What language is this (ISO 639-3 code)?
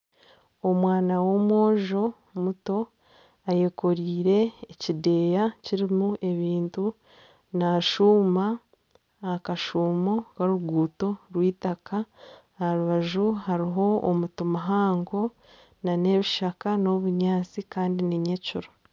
nyn